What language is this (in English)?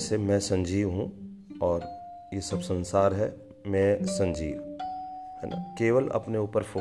Hindi